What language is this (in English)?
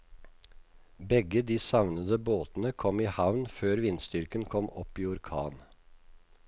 Norwegian